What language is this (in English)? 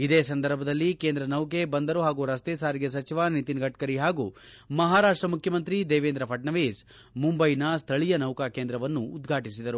Kannada